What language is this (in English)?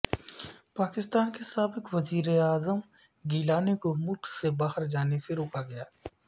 Urdu